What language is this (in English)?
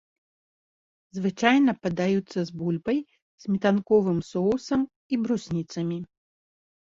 Belarusian